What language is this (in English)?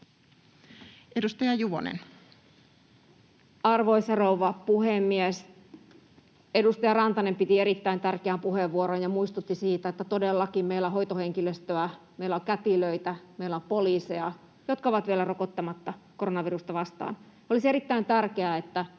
Finnish